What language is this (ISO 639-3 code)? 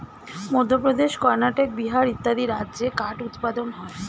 ben